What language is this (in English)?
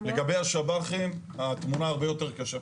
Hebrew